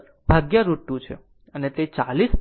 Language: Gujarati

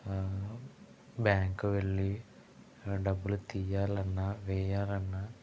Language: Telugu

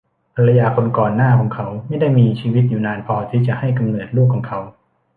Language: Thai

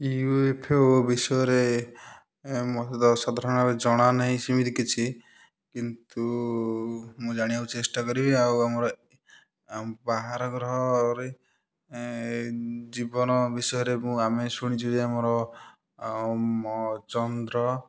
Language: Odia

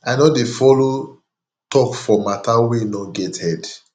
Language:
Nigerian Pidgin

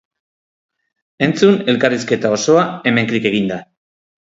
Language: Basque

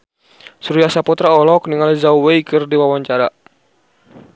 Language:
Sundanese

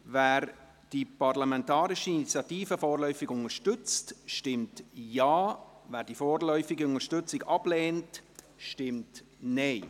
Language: Swiss German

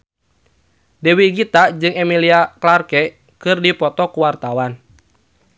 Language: Sundanese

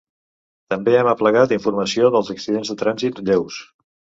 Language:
Catalan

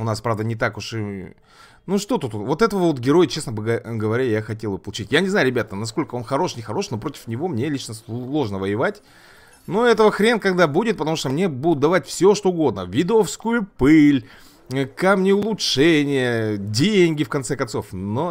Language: Russian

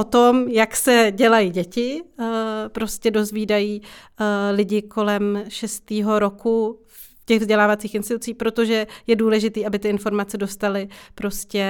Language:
Czech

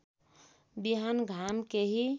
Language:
Nepali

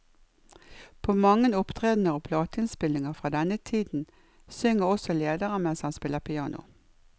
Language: Norwegian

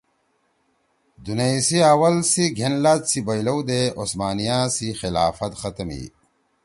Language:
Torwali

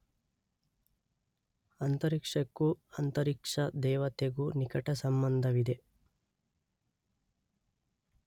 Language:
Kannada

